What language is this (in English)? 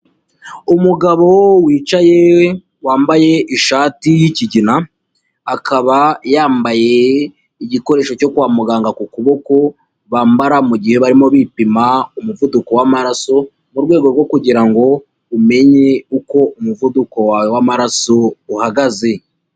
Kinyarwanda